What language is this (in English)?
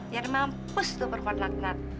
Indonesian